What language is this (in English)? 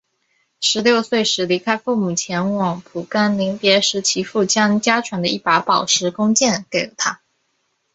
Chinese